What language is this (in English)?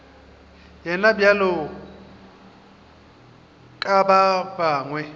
Northern Sotho